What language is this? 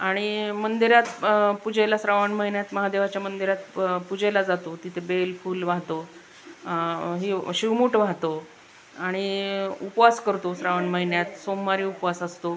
Marathi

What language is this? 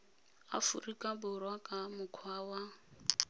Tswana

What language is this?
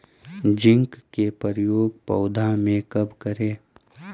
Magahi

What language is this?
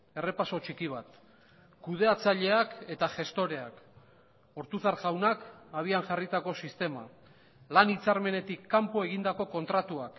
Basque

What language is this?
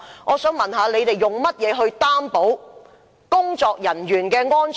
Cantonese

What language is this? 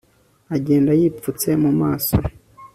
Kinyarwanda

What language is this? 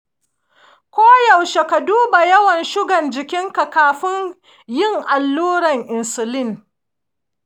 Hausa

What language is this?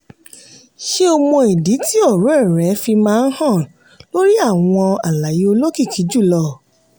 Yoruba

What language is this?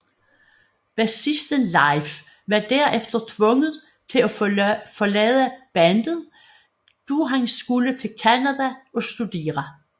Danish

